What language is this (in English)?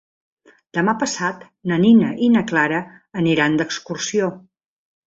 Catalan